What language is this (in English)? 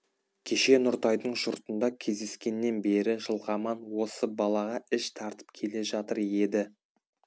Kazakh